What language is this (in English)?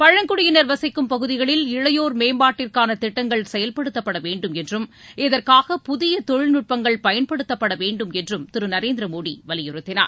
Tamil